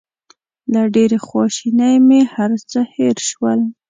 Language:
Pashto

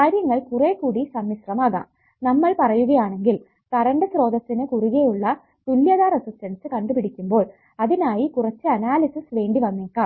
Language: Malayalam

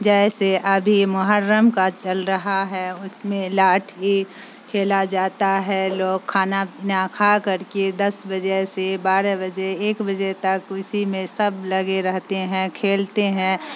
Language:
Urdu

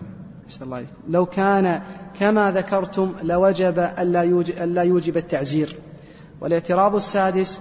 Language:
Arabic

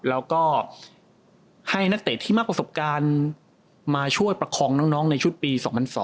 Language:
Thai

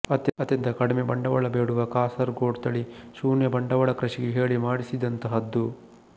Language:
Kannada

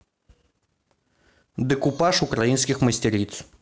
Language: Russian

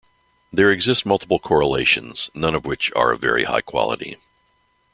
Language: English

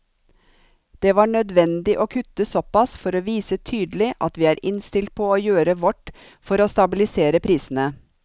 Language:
Norwegian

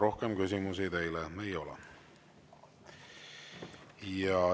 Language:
Estonian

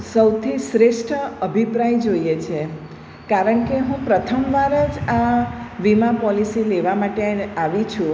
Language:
Gujarati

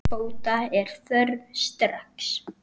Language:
Icelandic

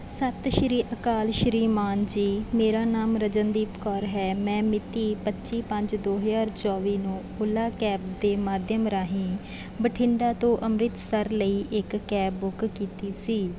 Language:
Punjabi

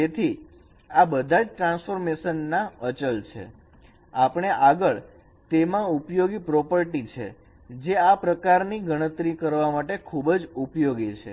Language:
Gujarati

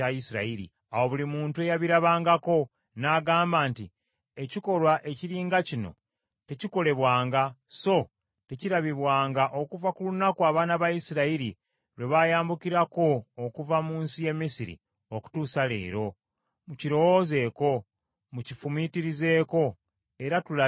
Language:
Ganda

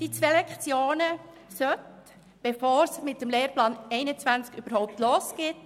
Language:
Swiss German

